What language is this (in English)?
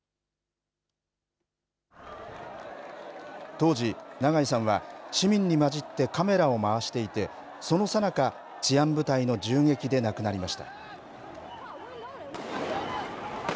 Japanese